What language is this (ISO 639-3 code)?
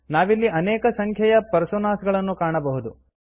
kan